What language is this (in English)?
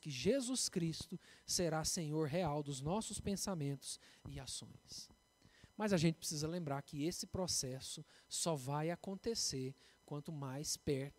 Portuguese